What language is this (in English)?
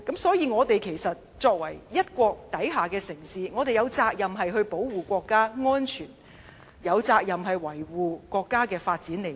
Cantonese